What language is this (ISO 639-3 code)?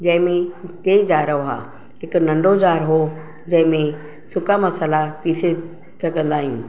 snd